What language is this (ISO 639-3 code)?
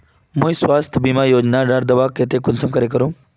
mag